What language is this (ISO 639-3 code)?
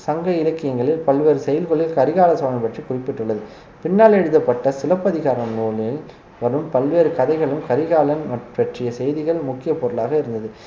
tam